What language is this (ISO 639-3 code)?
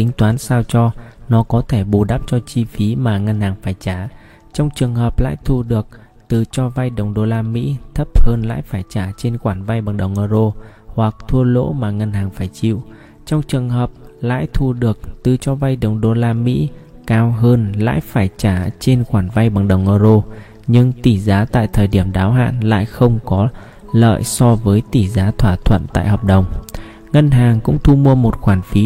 vie